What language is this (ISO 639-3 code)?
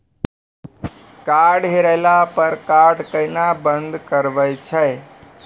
mai